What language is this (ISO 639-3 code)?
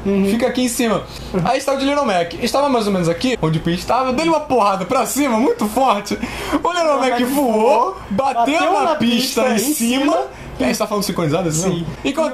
por